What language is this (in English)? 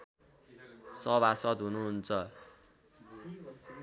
Nepali